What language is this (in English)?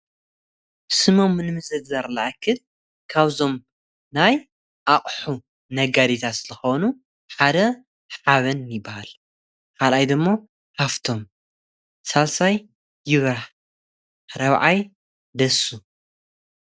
Tigrinya